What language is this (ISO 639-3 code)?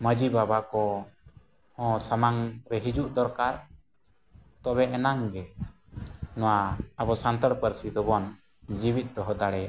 sat